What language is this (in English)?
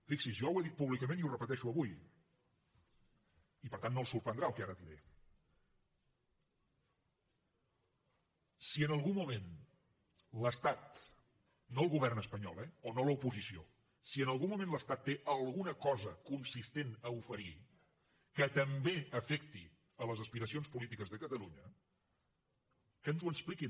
Catalan